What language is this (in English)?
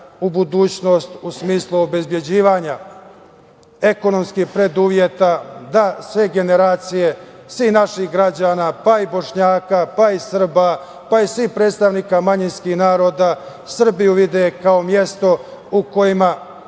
Serbian